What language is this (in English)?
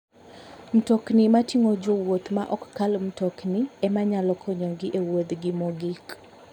Luo (Kenya and Tanzania)